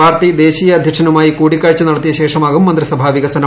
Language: Malayalam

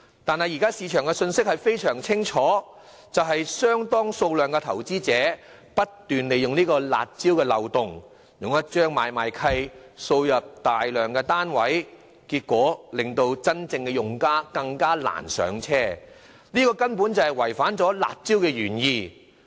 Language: Cantonese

